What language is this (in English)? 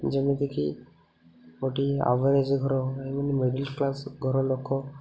Odia